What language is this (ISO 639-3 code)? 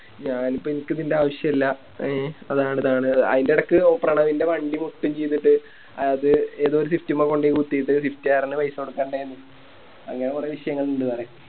mal